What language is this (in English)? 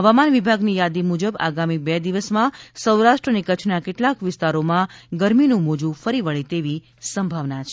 Gujarati